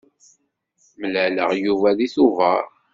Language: Kabyle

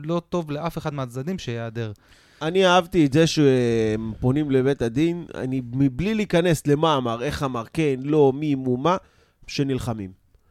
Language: Hebrew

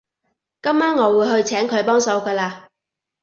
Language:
Cantonese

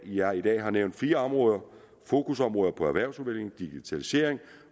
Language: Danish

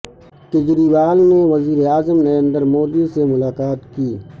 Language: Urdu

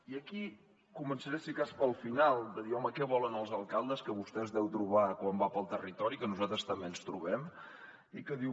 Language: Catalan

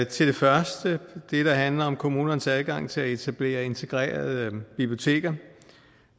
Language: Danish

